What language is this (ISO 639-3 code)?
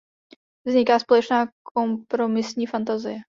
ces